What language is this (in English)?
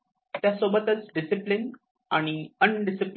Marathi